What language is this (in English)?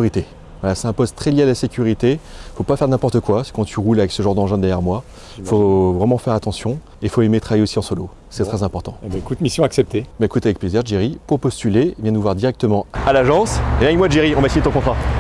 French